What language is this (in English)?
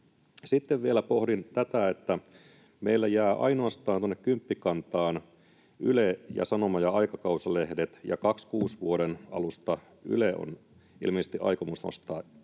Finnish